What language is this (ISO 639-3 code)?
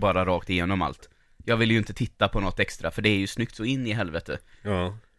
swe